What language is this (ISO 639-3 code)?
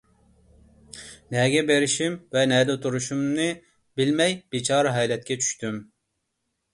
uig